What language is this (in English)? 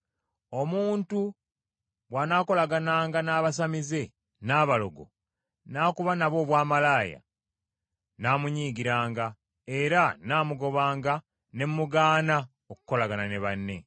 Ganda